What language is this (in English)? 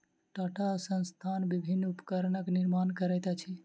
Maithili